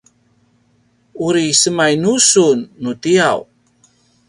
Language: Paiwan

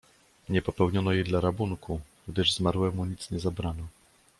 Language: Polish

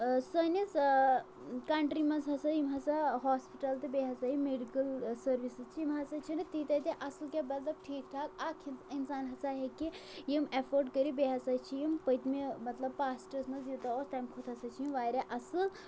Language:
Kashmiri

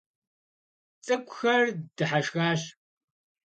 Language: Kabardian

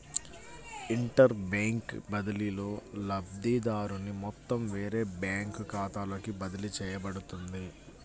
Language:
Telugu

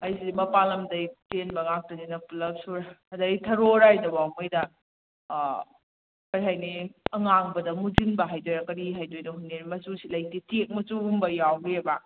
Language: Manipuri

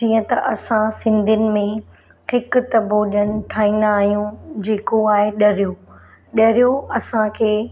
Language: Sindhi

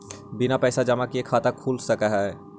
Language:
Magahi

